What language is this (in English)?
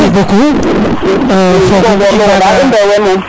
Serer